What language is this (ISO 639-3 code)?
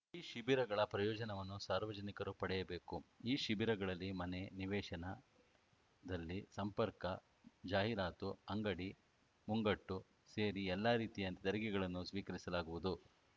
kan